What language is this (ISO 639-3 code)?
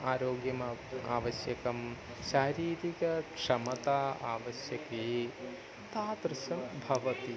san